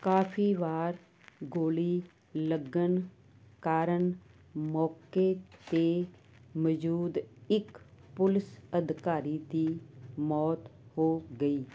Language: Punjabi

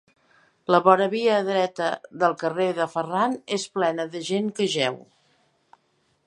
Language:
Catalan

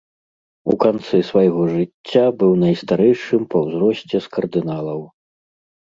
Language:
Belarusian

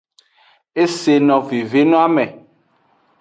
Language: Aja (Benin)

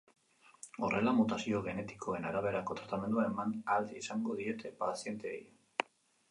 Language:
Basque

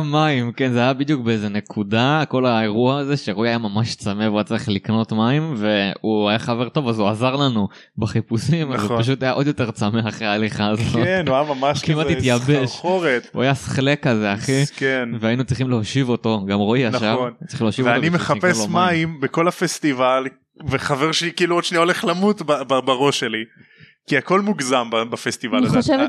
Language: Hebrew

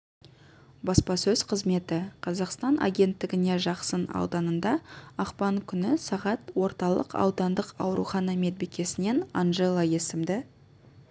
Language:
Kazakh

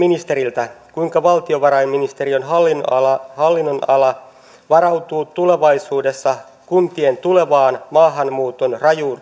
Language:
Finnish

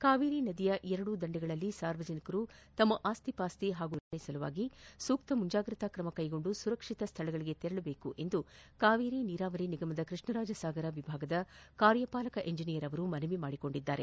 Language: Kannada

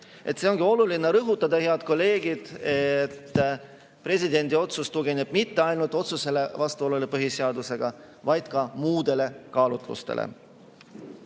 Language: Estonian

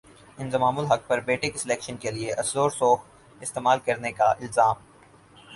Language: Urdu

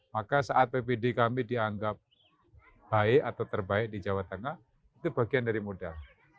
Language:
Indonesian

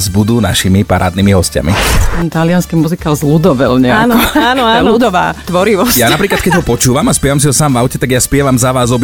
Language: Slovak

